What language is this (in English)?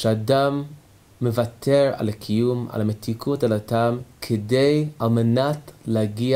Hebrew